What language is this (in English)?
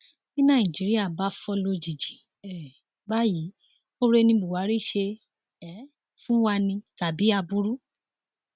Yoruba